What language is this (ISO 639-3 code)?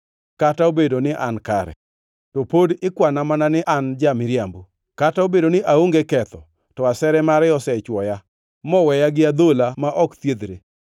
luo